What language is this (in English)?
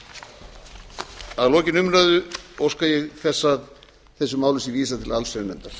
Icelandic